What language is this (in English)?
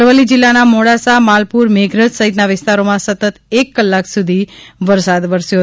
Gujarati